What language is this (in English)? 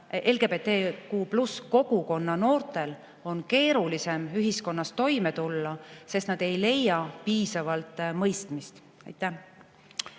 Estonian